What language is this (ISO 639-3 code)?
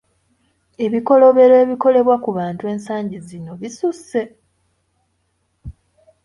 lug